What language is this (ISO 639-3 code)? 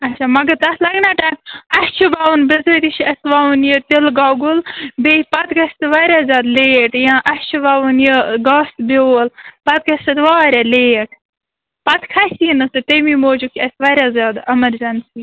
kas